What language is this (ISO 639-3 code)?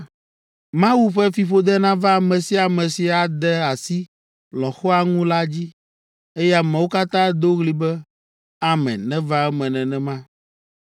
ewe